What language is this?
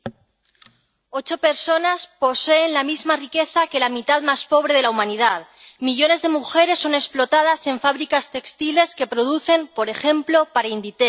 Spanish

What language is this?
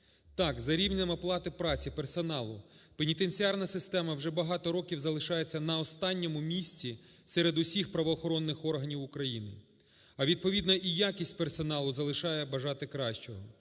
Ukrainian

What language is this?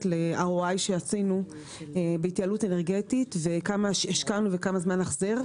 Hebrew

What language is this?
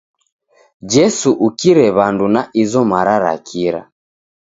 Taita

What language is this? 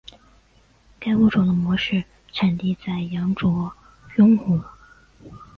Chinese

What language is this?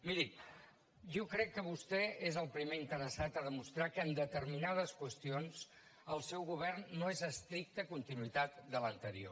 Catalan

